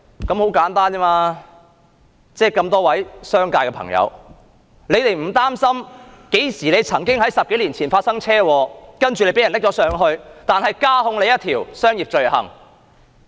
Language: Cantonese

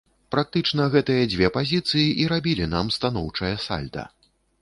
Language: Belarusian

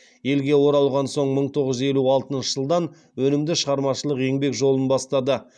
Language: Kazakh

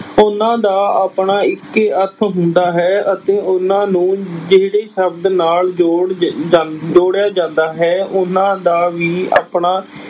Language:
Punjabi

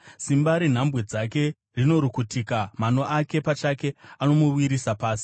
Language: Shona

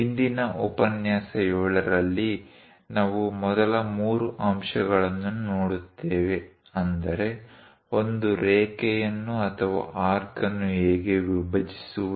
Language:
Kannada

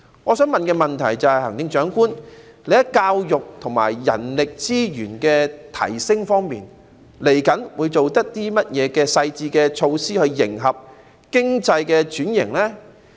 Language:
Cantonese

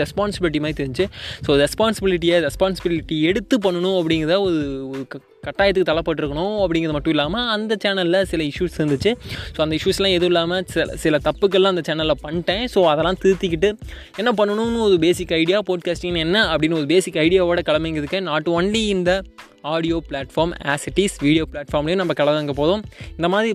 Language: Tamil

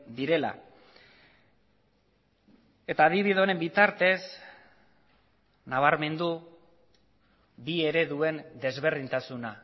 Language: Basque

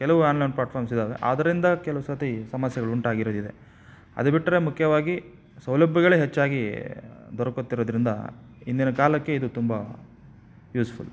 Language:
Kannada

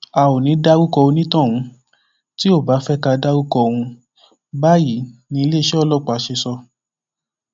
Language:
Yoruba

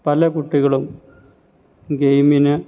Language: Malayalam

